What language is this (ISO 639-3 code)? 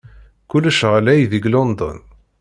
kab